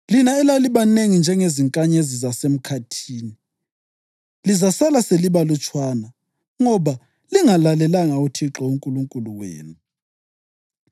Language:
North Ndebele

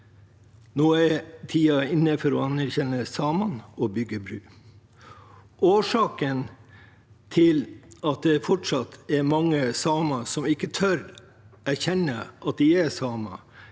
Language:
Norwegian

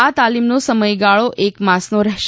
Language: Gujarati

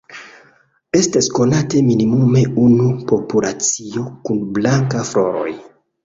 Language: Esperanto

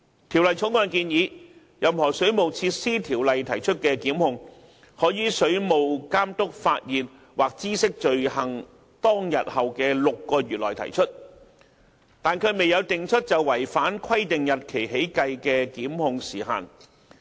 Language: Cantonese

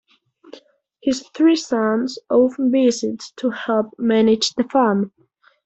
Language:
English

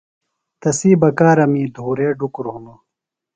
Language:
Phalura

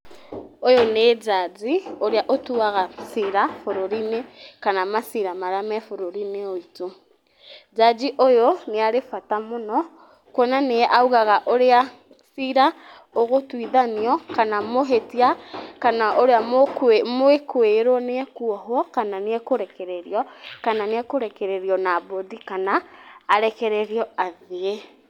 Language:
Kikuyu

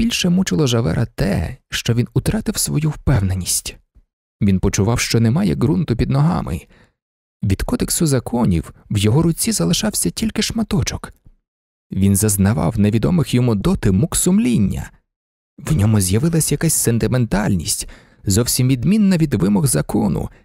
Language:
Ukrainian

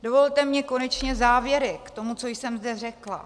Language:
Czech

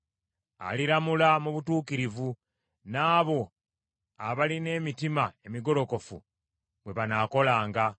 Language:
Ganda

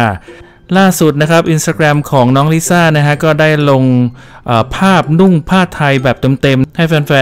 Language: Thai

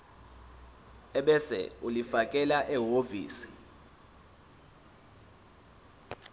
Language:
Zulu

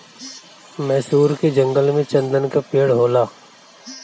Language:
Bhojpuri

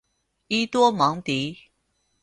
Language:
Chinese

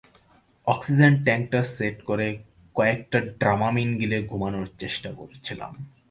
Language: Bangla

